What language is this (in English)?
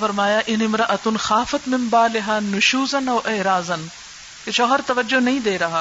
Urdu